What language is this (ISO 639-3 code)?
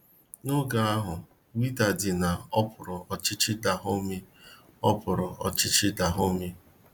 ibo